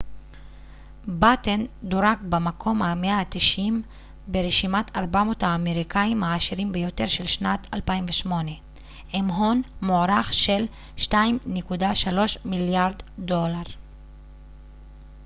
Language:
Hebrew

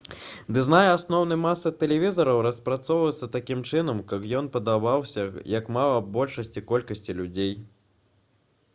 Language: Belarusian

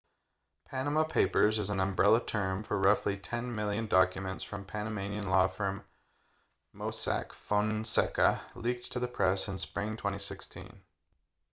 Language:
English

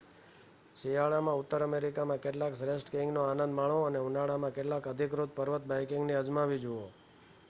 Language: Gujarati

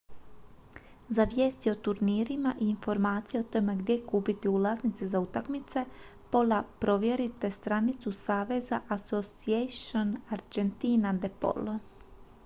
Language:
Croatian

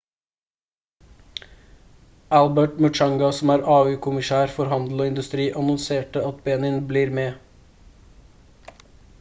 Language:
Norwegian Bokmål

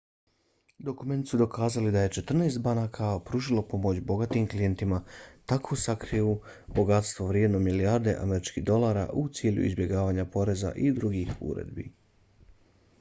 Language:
Bosnian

